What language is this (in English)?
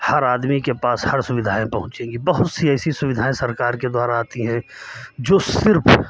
Hindi